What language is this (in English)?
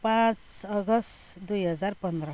Nepali